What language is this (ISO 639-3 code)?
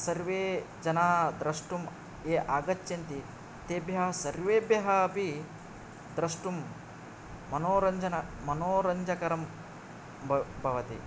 san